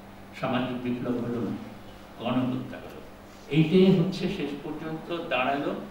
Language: Bangla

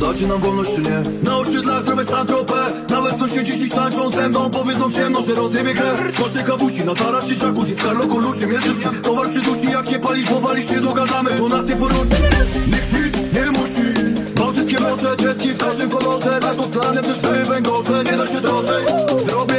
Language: Polish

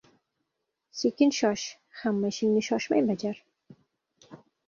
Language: Uzbek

